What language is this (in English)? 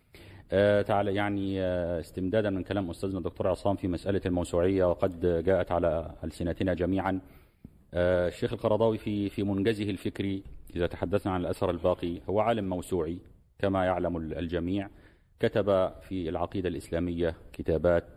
Arabic